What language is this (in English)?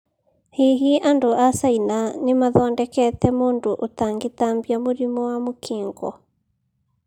Kikuyu